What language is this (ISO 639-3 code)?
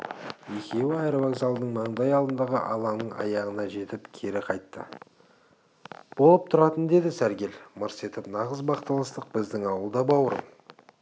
kaz